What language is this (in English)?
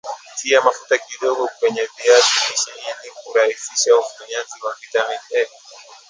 Swahili